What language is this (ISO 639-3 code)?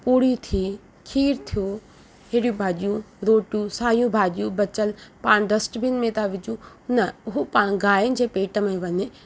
snd